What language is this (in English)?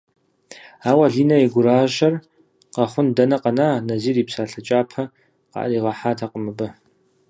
Kabardian